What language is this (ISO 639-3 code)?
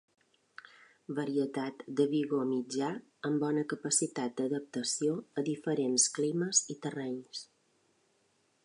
cat